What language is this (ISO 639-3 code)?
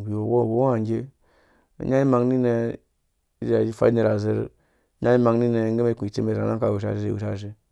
ldb